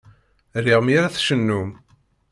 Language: Kabyle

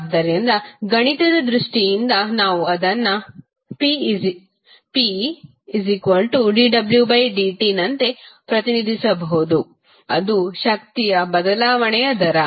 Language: Kannada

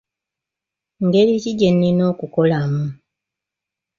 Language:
Ganda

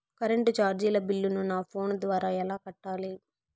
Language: Telugu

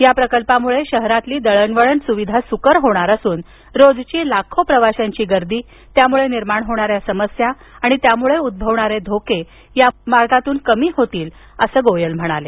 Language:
Marathi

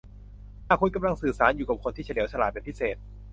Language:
Thai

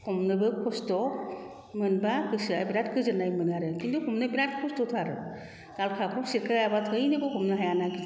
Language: Bodo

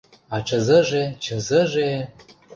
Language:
Mari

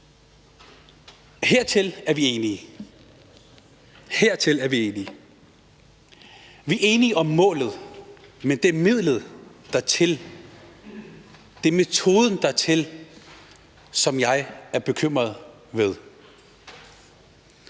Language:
Danish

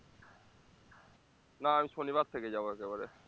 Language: Bangla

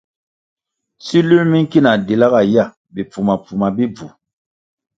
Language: Kwasio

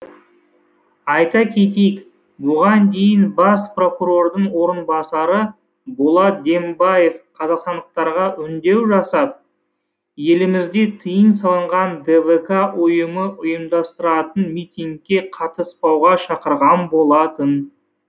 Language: Kazakh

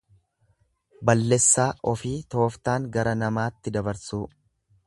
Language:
Oromo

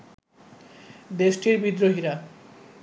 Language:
Bangla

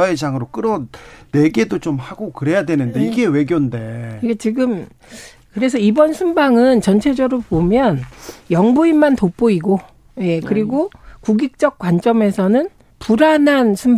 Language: Korean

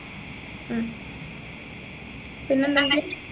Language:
Malayalam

